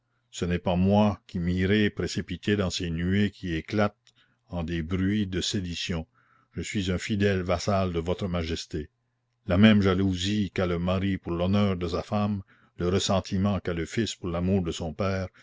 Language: French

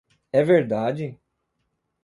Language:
Portuguese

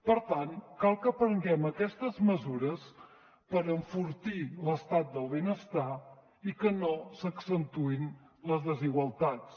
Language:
Catalan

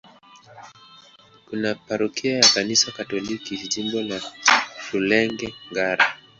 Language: Swahili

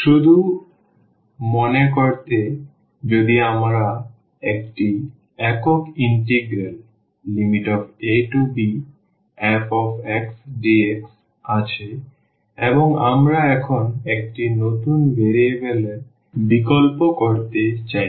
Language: Bangla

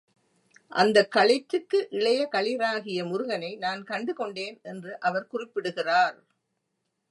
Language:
Tamil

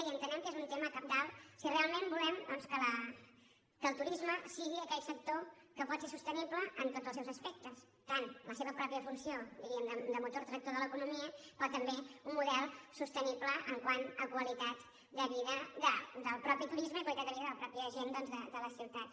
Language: Catalan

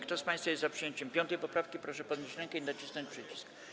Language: Polish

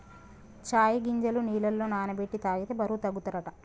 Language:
Telugu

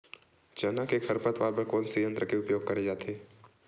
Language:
Chhattisgarhi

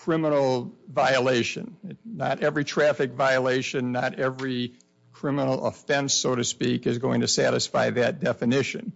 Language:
English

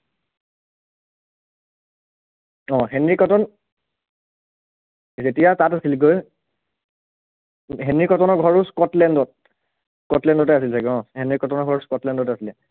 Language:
Assamese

